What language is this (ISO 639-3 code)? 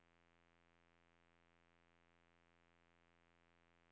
nor